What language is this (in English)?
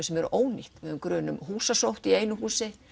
Icelandic